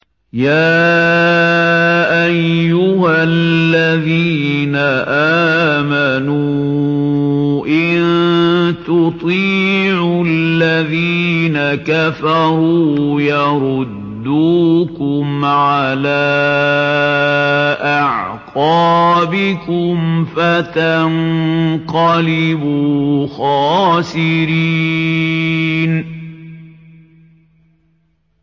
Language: Arabic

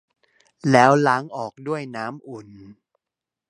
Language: Thai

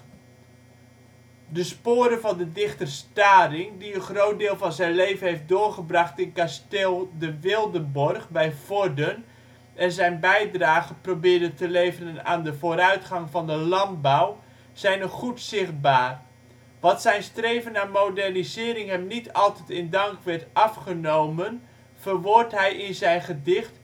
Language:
Dutch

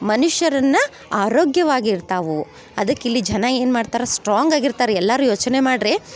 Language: Kannada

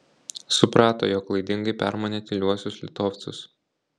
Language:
Lithuanian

